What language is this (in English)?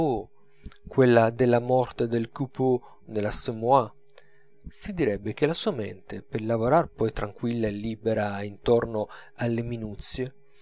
Italian